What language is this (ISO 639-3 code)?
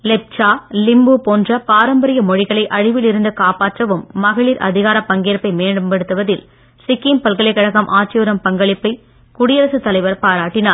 tam